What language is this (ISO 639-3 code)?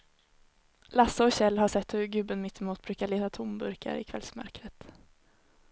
swe